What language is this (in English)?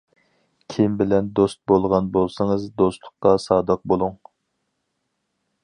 Uyghur